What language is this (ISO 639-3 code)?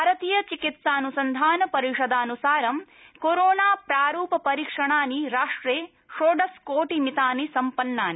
san